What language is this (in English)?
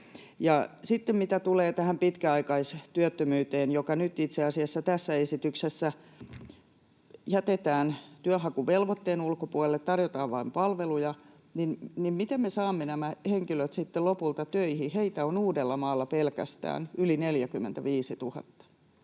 Finnish